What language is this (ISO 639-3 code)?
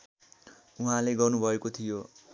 nep